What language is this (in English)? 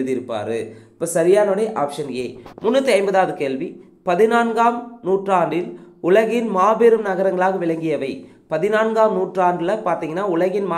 Tamil